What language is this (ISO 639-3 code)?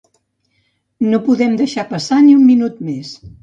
cat